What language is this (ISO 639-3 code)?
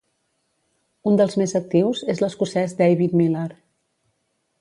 cat